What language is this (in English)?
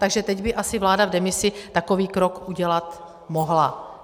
Czech